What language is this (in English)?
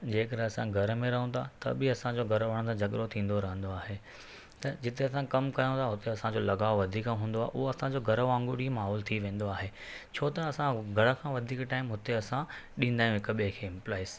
Sindhi